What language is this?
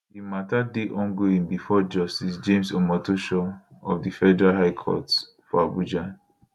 Nigerian Pidgin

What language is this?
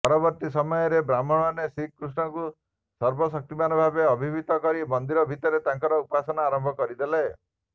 Odia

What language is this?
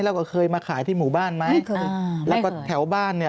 Thai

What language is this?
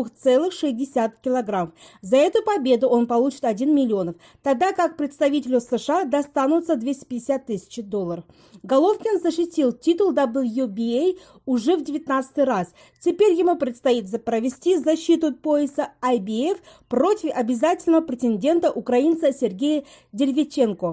Russian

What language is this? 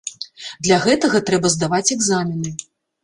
Belarusian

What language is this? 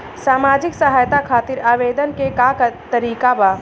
Bhojpuri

